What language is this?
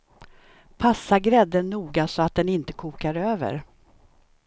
Swedish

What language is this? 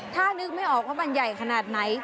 Thai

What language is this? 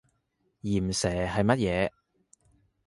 Cantonese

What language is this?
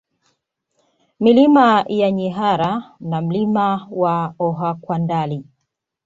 Swahili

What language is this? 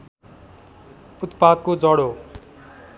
Nepali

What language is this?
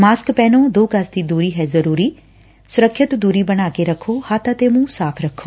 Punjabi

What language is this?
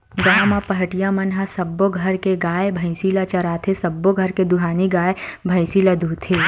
Chhattisgarhi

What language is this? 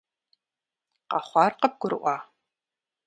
Kabardian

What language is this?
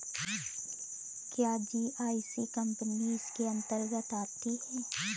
Hindi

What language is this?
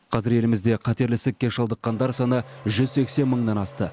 Kazakh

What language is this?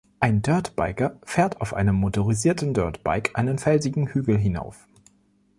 German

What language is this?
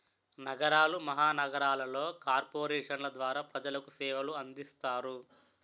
Telugu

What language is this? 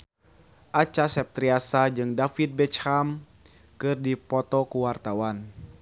Sundanese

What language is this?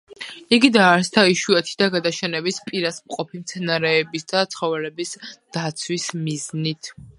Georgian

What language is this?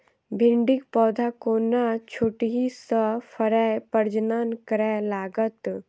Maithili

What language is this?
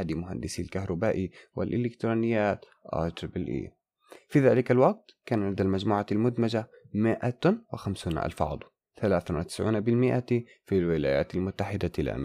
Arabic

